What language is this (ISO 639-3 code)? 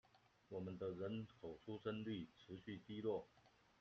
zho